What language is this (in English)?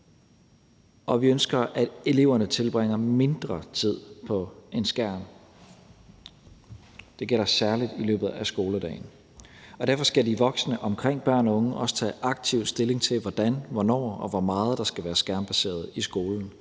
Danish